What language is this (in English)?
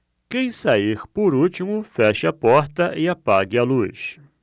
Portuguese